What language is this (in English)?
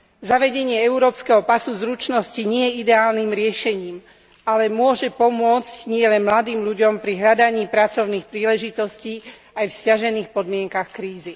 Slovak